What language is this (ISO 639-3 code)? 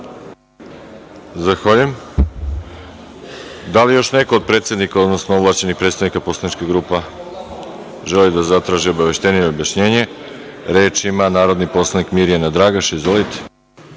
srp